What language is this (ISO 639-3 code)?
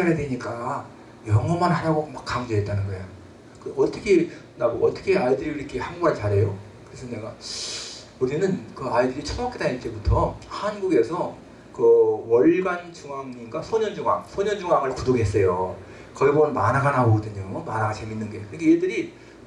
kor